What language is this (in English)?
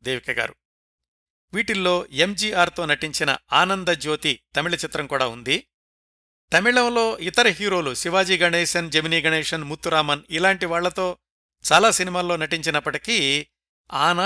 Telugu